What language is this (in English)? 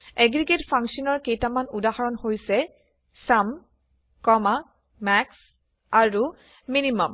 Assamese